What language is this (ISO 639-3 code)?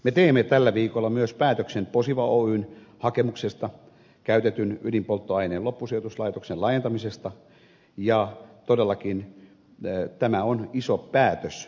fin